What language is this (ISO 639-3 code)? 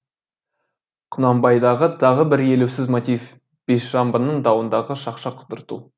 kaz